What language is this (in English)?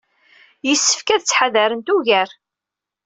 Kabyle